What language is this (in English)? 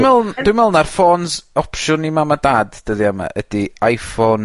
Welsh